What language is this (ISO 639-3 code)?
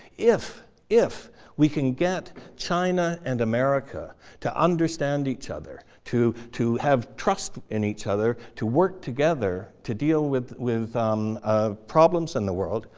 eng